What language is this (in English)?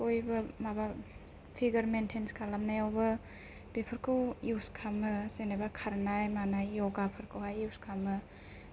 Bodo